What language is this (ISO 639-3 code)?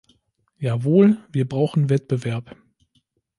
deu